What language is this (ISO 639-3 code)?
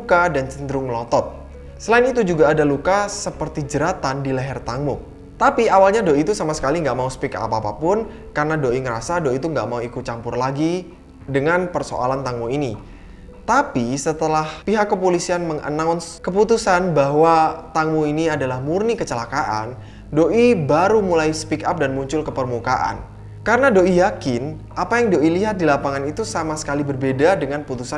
ind